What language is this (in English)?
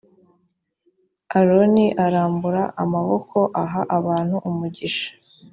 Kinyarwanda